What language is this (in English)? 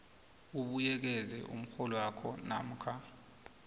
South Ndebele